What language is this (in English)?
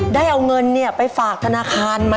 Thai